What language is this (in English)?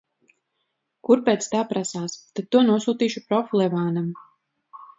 Latvian